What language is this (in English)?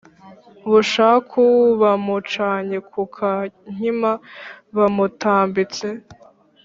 Kinyarwanda